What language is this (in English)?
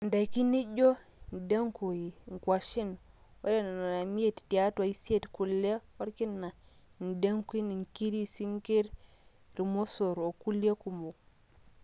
Masai